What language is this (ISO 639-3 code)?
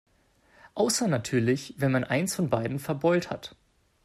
deu